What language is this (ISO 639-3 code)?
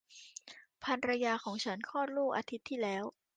tha